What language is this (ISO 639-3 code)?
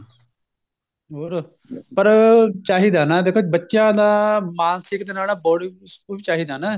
pan